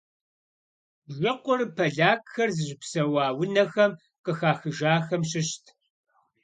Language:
Kabardian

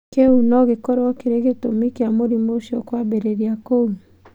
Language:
Kikuyu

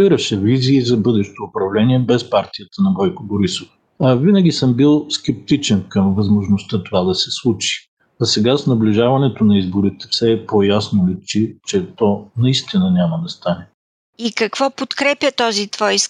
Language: Bulgarian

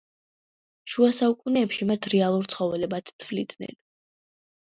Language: Georgian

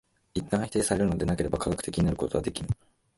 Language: Japanese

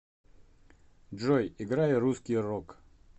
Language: Russian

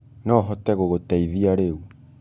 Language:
Kikuyu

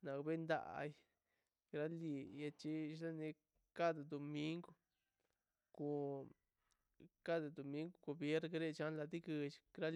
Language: Mazaltepec Zapotec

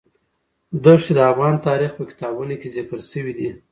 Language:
Pashto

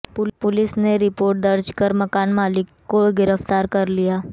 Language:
Hindi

